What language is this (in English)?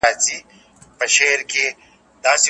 Pashto